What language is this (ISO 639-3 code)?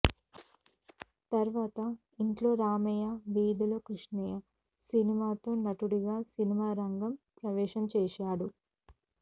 tel